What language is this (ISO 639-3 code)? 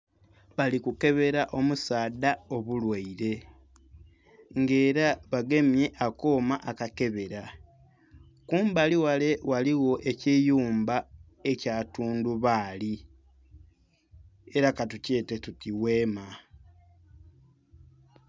xog